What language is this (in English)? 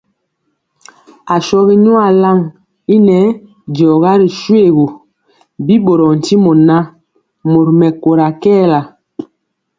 Mpiemo